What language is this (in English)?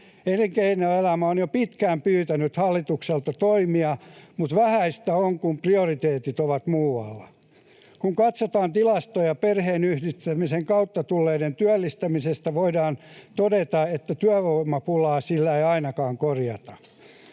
Finnish